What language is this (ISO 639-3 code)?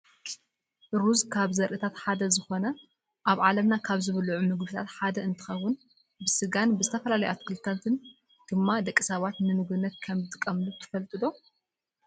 tir